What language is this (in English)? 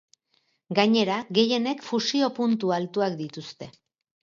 Basque